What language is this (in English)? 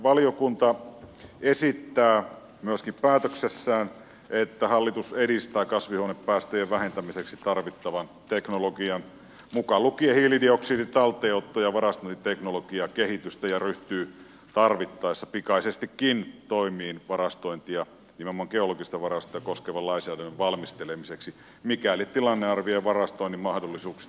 Finnish